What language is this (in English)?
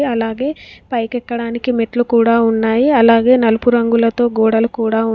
Telugu